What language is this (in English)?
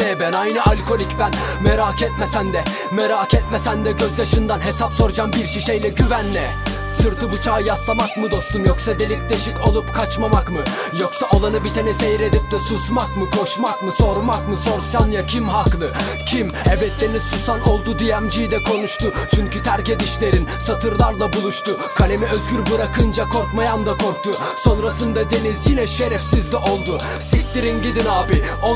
Turkish